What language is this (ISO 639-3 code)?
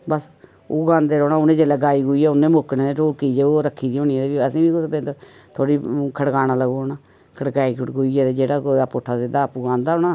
doi